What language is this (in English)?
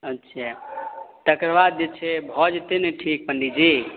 Maithili